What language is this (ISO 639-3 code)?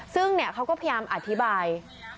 tha